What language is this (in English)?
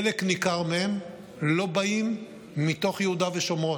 Hebrew